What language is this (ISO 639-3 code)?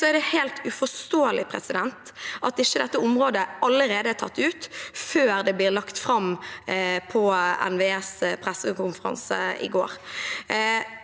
nor